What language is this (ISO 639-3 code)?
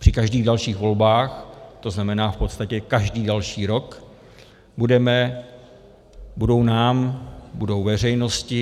ces